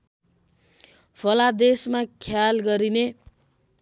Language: Nepali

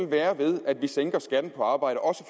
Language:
Danish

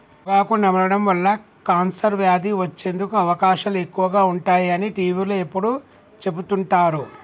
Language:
Telugu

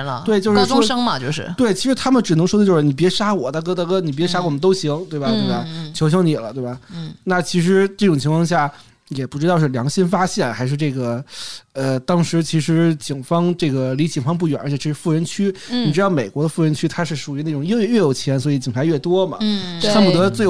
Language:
Chinese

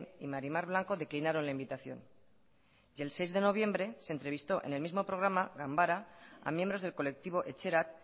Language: Spanish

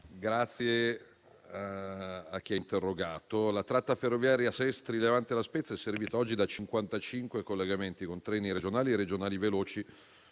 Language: Italian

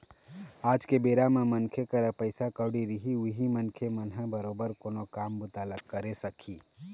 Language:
Chhattisgarhi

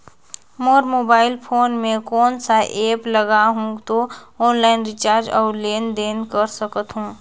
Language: Chhattisgarhi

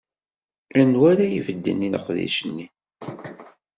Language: Kabyle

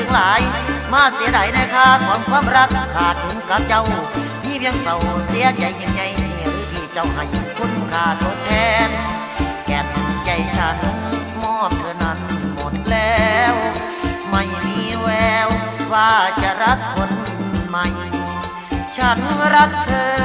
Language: Thai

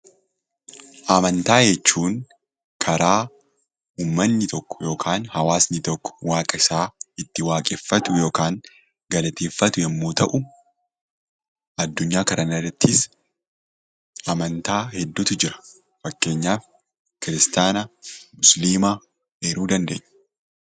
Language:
Oromo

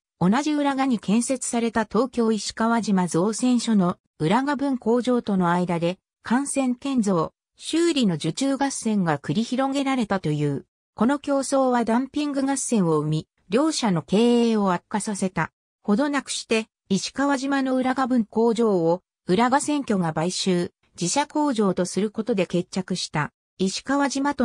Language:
Japanese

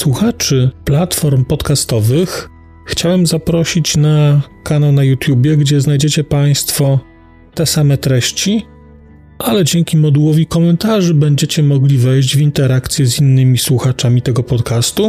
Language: Polish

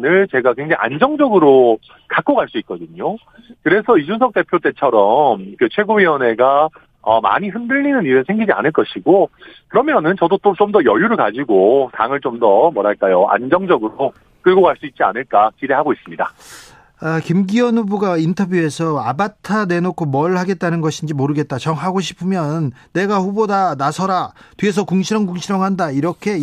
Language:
Korean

